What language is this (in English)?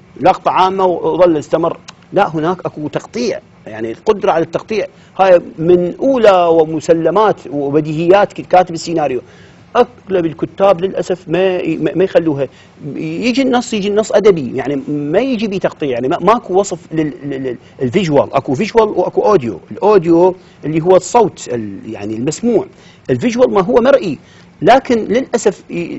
Arabic